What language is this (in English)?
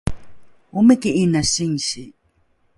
Rukai